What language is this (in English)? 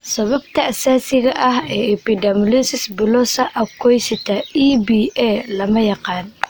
Somali